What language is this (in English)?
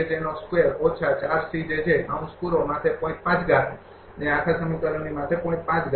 Gujarati